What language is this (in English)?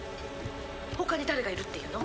Japanese